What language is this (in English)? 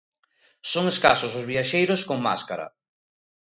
Galician